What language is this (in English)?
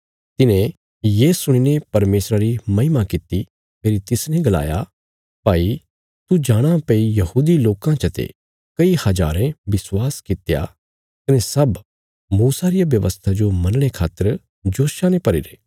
Bilaspuri